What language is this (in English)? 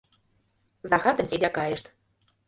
Mari